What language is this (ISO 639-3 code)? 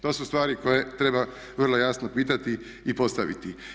hrv